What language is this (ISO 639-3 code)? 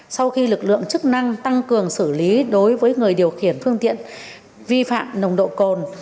vie